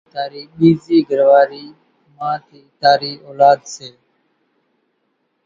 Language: Kachi Koli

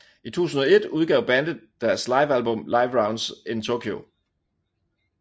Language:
Danish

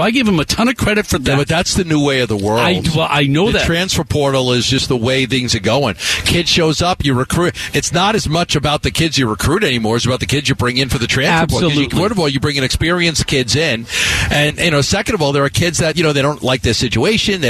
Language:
English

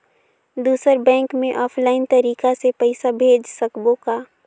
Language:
Chhattisgarhi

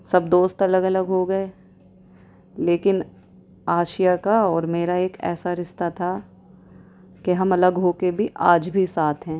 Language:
Urdu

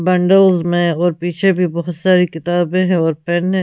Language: Hindi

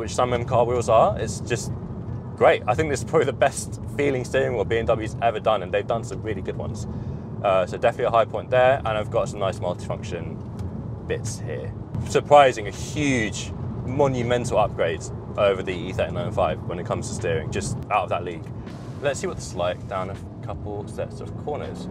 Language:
English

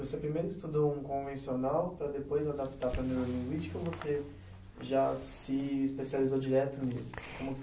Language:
Portuguese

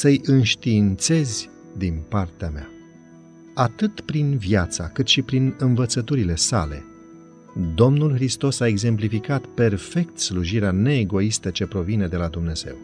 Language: Romanian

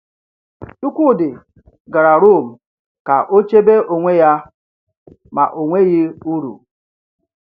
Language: Igbo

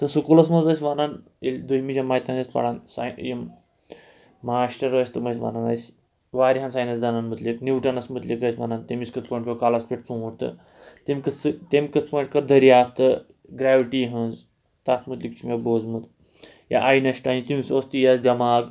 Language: Kashmiri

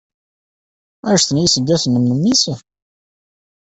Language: Kabyle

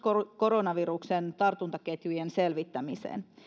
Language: Finnish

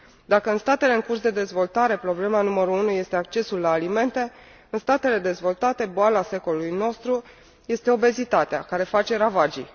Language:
Romanian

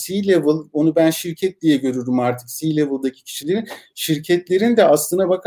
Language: Turkish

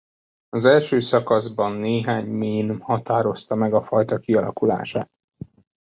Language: Hungarian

